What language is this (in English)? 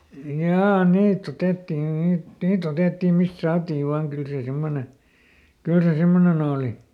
Finnish